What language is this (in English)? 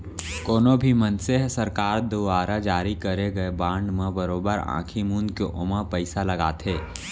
Chhattisgarhi